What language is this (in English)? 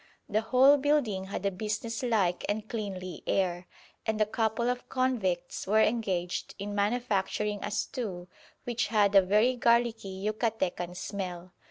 English